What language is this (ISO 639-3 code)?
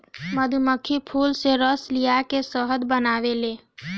bho